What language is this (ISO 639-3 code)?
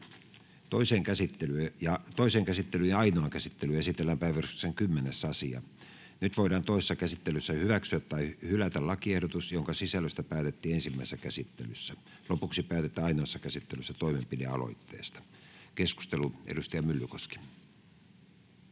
fin